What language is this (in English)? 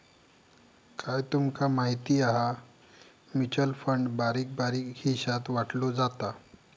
Marathi